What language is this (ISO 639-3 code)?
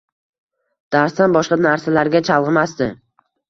uzb